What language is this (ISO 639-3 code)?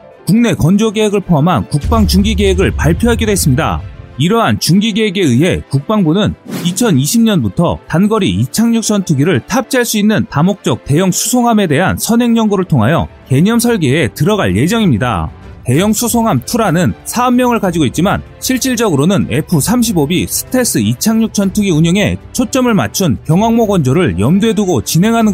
kor